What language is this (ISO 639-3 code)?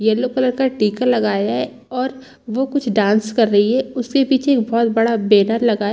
hin